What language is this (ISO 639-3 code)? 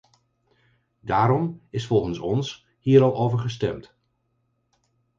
nld